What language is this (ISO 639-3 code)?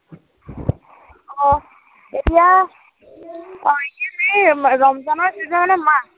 asm